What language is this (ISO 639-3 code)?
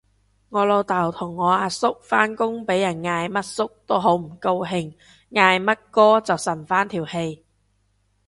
yue